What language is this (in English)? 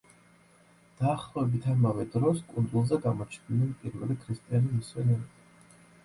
Georgian